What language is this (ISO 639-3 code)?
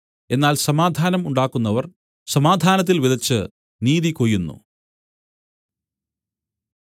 mal